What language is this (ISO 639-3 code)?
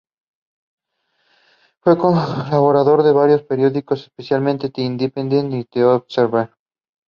eng